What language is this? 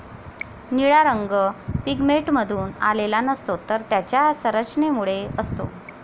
Marathi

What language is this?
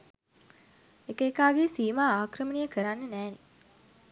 Sinhala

